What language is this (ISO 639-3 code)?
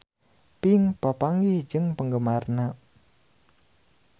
sun